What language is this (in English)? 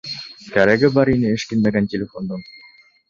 Bashkir